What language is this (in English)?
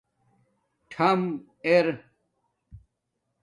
Domaaki